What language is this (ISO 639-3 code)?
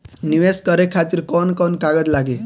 bho